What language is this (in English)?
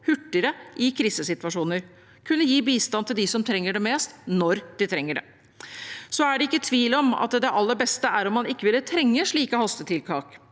Norwegian